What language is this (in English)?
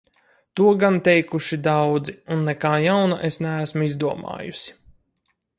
Latvian